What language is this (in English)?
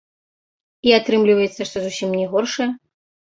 Belarusian